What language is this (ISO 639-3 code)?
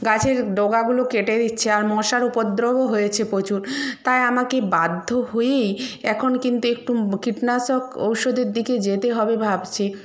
ben